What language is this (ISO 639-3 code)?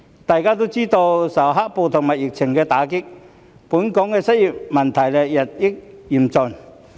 yue